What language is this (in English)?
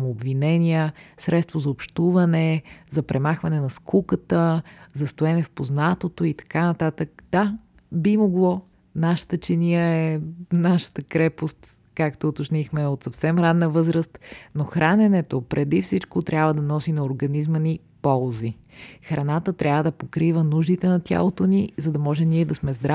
Bulgarian